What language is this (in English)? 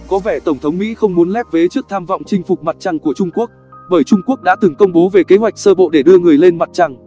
Vietnamese